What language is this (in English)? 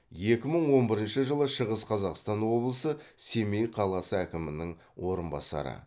Kazakh